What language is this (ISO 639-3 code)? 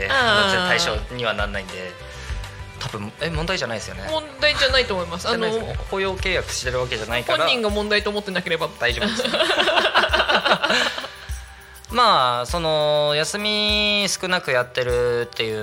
jpn